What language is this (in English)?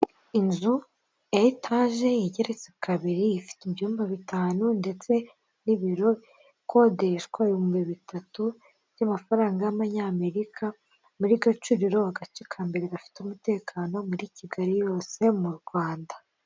Kinyarwanda